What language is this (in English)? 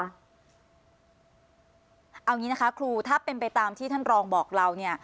Thai